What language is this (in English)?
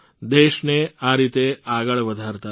Gujarati